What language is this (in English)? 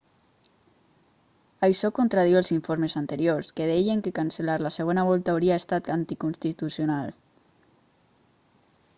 Catalan